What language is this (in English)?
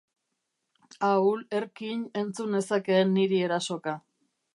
Basque